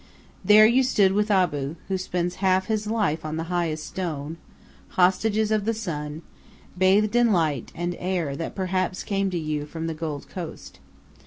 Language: English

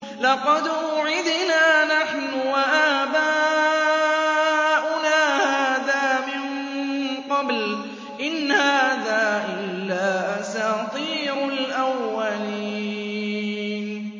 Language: Arabic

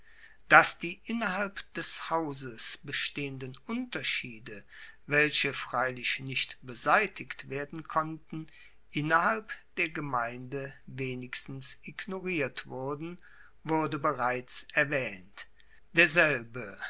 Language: German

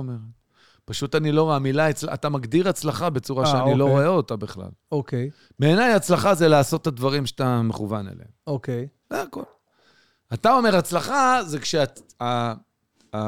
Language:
Hebrew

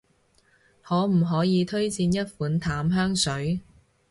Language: Cantonese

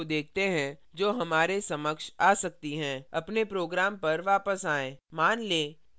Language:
Hindi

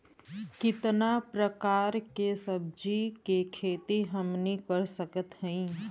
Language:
Bhojpuri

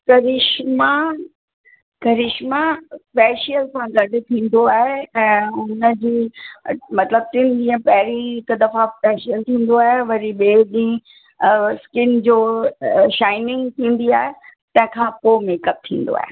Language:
Sindhi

